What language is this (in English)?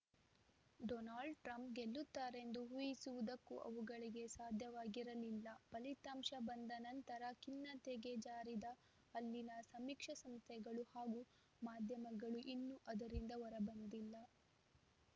Kannada